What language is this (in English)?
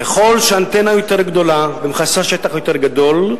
Hebrew